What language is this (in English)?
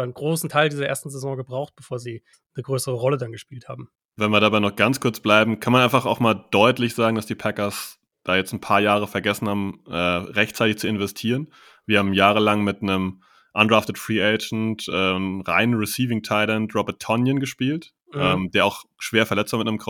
German